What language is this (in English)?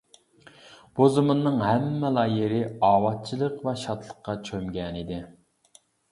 Uyghur